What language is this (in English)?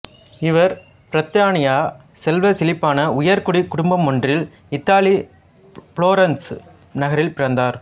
Tamil